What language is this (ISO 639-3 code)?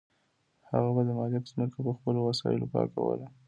pus